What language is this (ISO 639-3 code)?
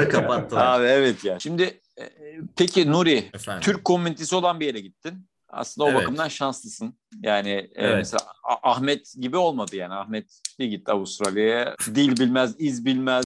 tur